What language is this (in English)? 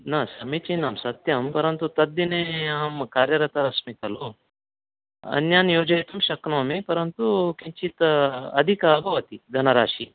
Sanskrit